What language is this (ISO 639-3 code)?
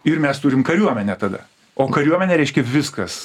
lit